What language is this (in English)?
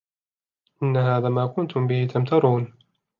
Arabic